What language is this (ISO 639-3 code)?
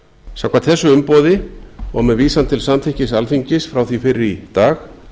isl